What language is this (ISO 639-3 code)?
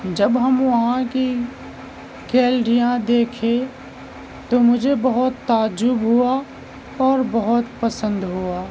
urd